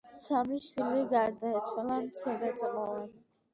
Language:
Georgian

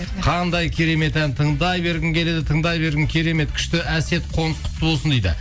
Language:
Kazakh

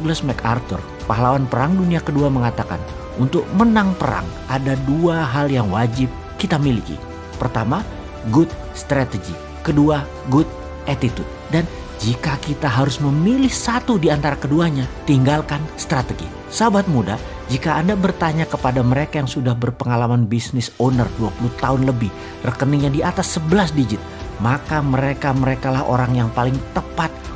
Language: Indonesian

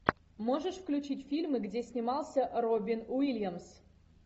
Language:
Russian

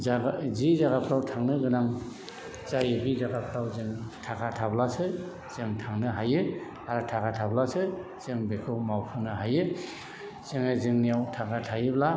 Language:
Bodo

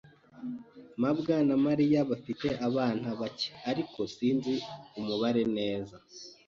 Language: Kinyarwanda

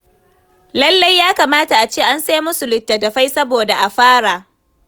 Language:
Hausa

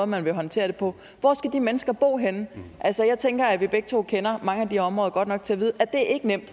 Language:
Danish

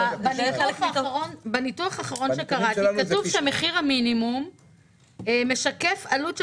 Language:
Hebrew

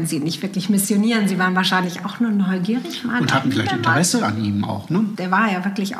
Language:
German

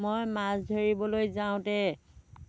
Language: Assamese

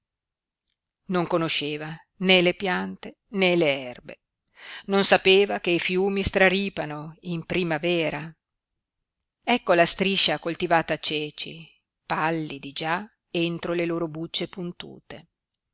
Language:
Italian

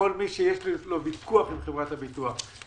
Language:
Hebrew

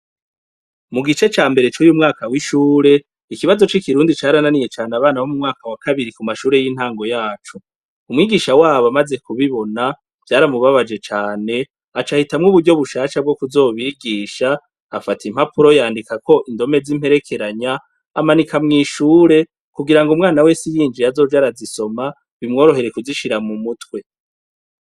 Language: Rundi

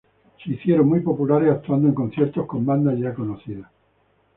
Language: Spanish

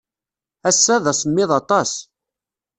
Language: Kabyle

